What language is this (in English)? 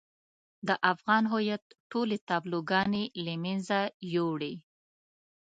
Pashto